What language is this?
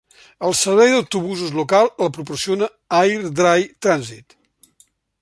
Catalan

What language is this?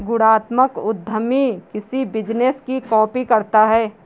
Hindi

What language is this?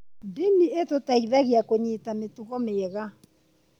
Kikuyu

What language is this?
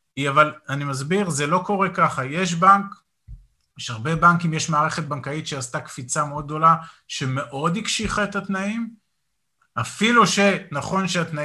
Hebrew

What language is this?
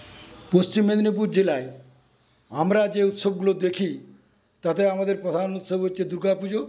Bangla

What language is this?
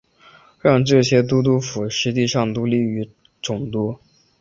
Chinese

